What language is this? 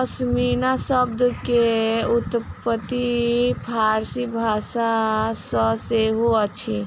Maithili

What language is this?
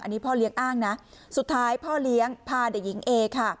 Thai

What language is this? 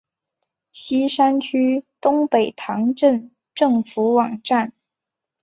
Chinese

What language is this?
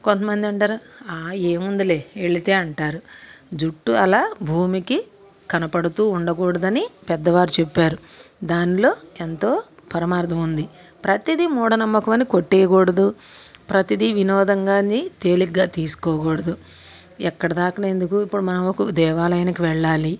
Telugu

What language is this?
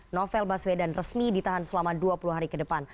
Indonesian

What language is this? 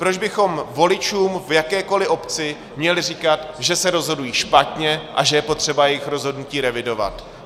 Czech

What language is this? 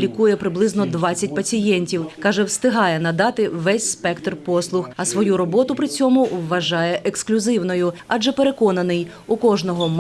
Ukrainian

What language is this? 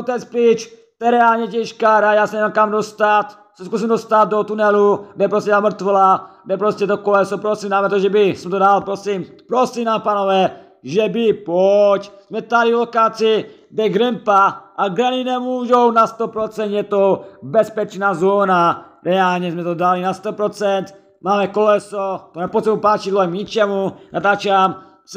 Czech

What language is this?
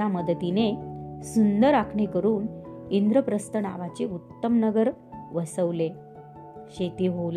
Marathi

